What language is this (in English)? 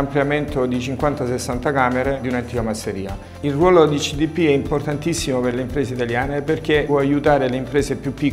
Italian